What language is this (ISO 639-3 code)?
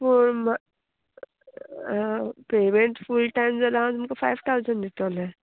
kok